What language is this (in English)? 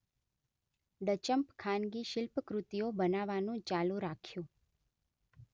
Gujarati